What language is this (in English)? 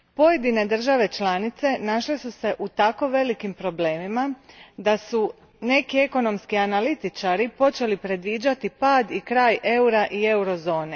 Croatian